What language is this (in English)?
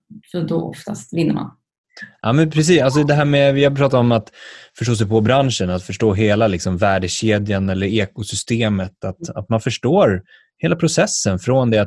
Swedish